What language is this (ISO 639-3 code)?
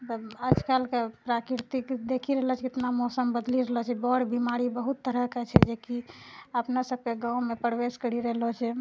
mai